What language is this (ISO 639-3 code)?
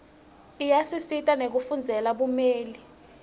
ssw